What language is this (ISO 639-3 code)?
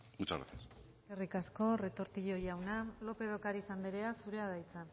eus